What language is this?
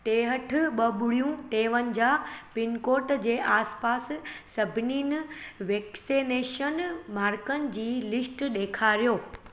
Sindhi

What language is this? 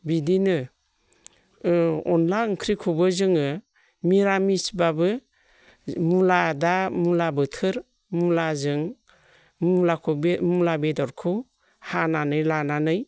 Bodo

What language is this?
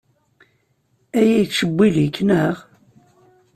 Kabyle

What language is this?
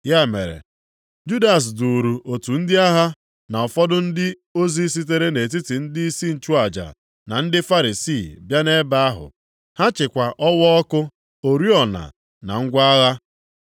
Igbo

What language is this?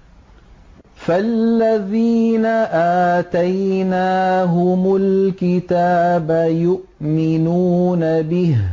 Arabic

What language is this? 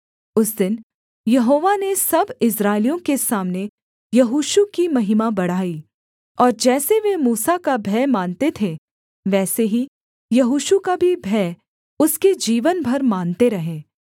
Hindi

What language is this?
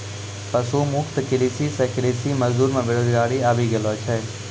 Maithili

